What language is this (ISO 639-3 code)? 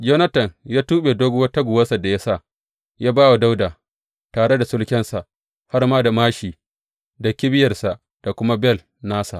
hau